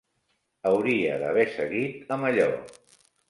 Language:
Catalan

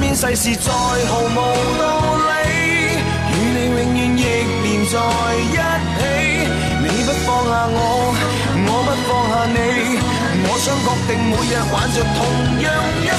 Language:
Chinese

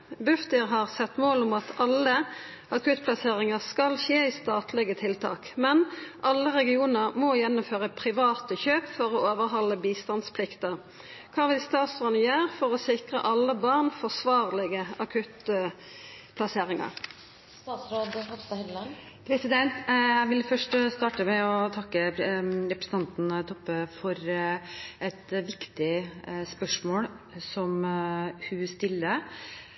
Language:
Norwegian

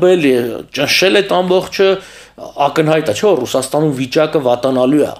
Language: Romanian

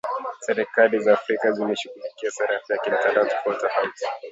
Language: Swahili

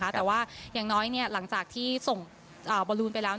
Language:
Thai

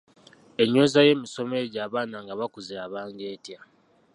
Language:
Ganda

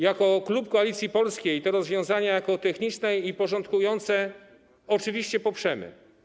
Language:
Polish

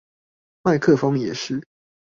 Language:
Chinese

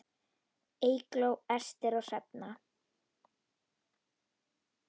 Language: Icelandic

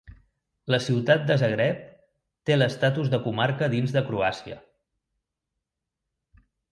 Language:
Catalan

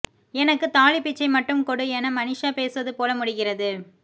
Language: Tamil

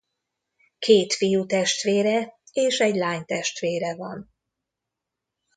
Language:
Hungarian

